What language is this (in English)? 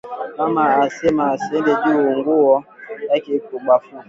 Swahili